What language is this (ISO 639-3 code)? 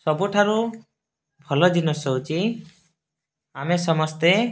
ori